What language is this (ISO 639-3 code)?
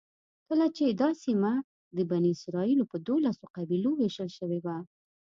pus